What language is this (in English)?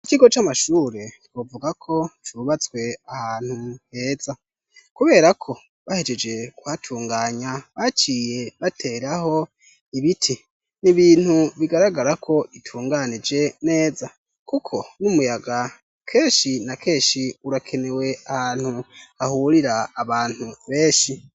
Rundi